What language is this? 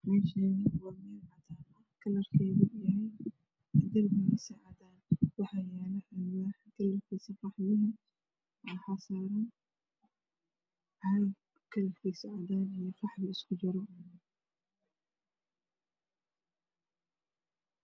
Somali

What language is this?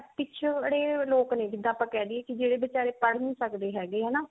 Punjabi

